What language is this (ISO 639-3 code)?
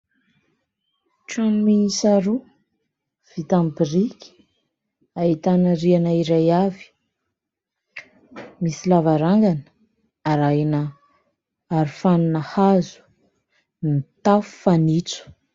mlg